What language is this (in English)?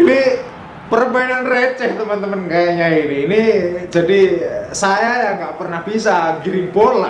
Indonesian